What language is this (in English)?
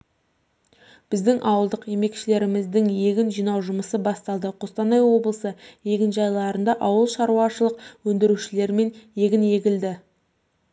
Kazakh